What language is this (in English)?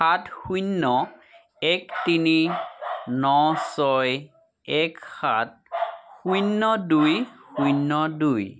Assamese